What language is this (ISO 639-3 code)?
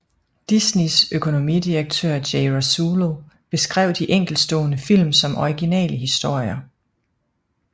dan